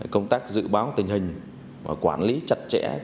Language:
Vietnamese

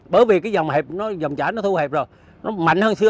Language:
Vietnamese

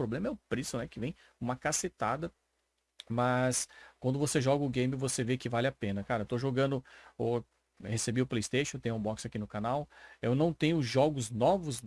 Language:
Portuguese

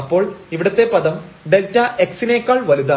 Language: Malayalam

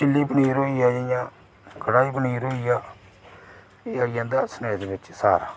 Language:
Dogri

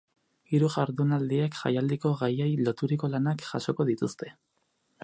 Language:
Basque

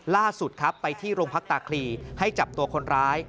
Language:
Thai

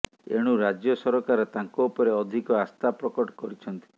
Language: Odia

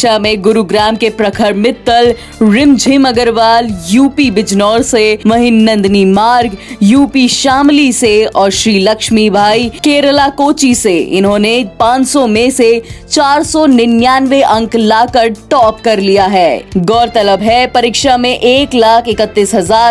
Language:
Hindi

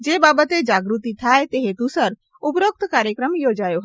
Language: Gujarati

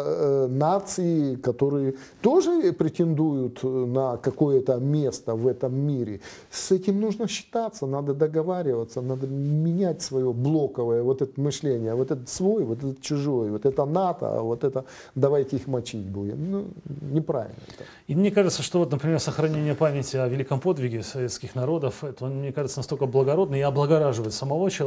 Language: Russian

